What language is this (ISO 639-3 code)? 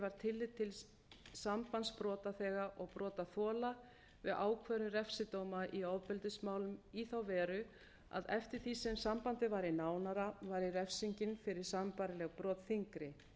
isl